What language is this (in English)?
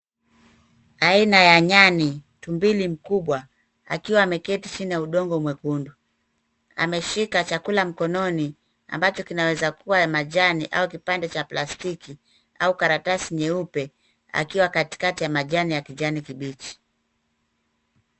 Swahili